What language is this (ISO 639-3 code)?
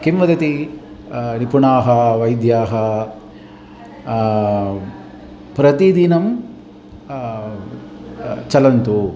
san